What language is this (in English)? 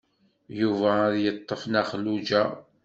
Kabyle